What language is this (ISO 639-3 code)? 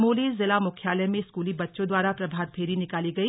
hin